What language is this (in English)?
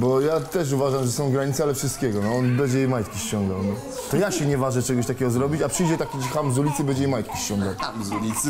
Polish